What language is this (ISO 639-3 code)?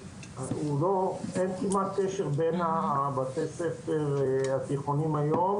heb